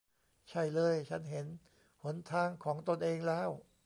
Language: Thai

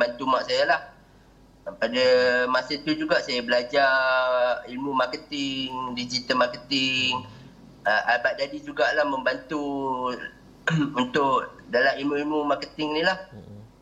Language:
Malay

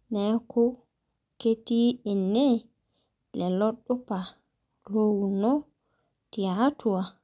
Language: Masai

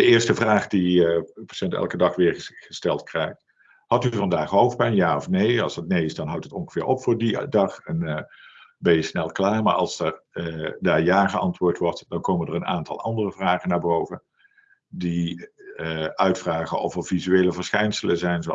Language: Dutch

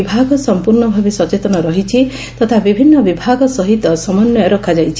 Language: Odia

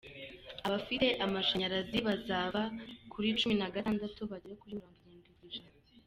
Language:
Kinyarwanda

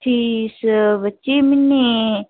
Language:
Dogri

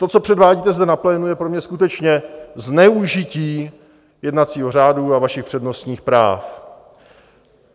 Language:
Czech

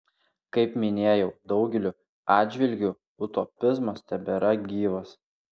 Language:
Lithuanian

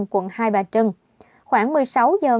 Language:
Vietnamese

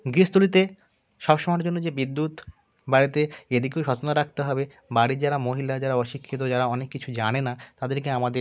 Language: Bangla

